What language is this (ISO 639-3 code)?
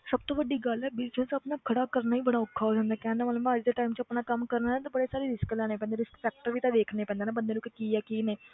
pan